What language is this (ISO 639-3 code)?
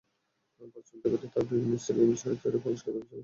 ben